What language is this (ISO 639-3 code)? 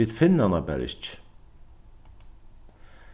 fao